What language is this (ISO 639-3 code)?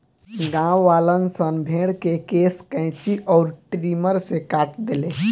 bho